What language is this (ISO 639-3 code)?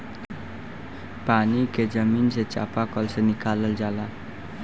bho